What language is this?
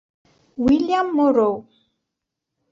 Italian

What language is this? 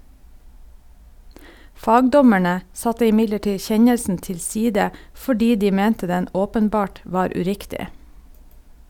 Norwegian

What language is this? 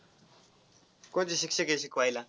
Marathi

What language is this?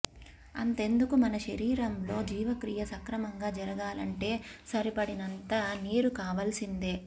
Telugu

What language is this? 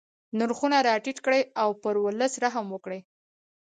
Pashto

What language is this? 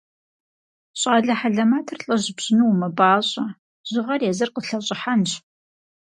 Kabardian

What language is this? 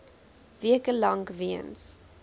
Afrikaans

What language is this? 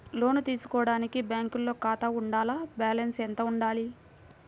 Telugu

